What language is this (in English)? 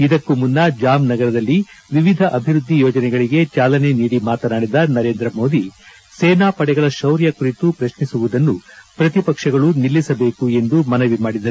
Kannada